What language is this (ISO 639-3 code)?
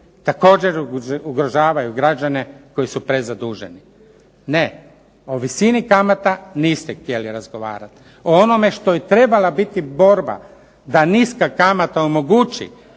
hrv